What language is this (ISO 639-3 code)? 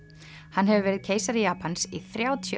isl